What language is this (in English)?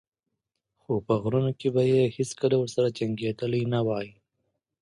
Pashto